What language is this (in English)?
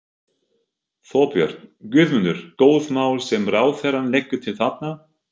Icelandic